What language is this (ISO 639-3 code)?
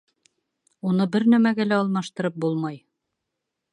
bak